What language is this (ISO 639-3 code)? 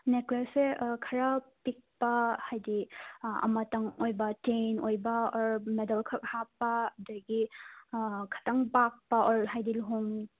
mni